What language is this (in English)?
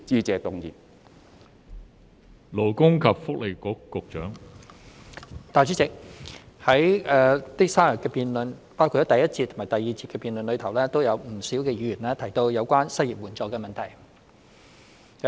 Cantonese